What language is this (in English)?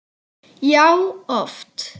Icelandic